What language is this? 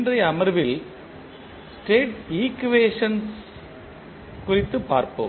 Tamil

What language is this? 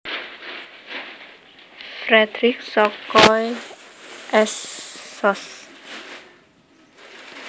Javanese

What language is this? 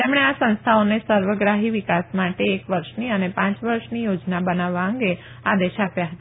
Gujarati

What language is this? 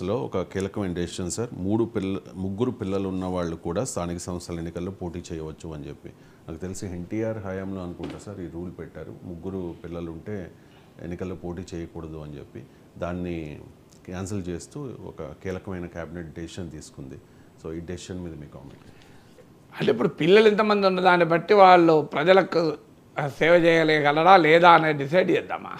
Telugu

